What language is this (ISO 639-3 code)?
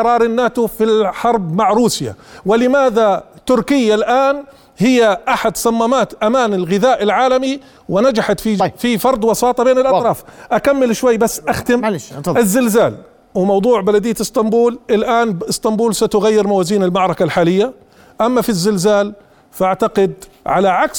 ara